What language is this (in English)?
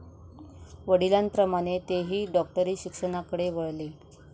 Marathi